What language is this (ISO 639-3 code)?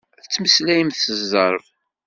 kab